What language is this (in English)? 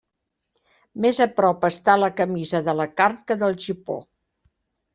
Catalan